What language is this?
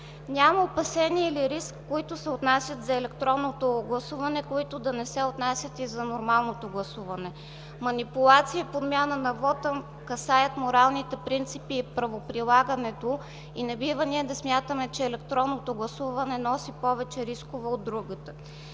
Bulgarian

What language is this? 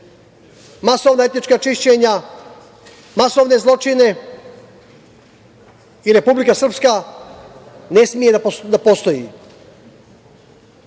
Serbian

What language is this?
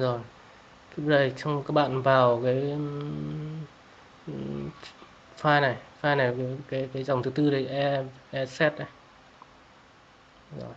Vietnamese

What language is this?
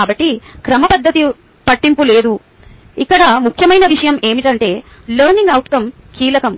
Telugu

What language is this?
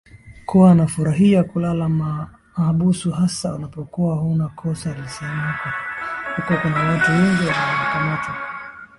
Swahili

